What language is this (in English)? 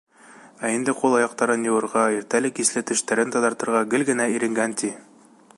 Bashkir